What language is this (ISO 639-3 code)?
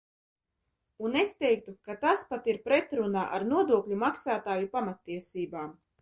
lav